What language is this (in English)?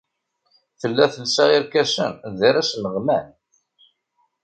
Kabyle